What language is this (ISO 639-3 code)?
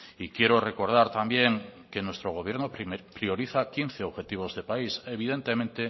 spa